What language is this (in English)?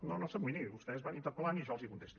Catalan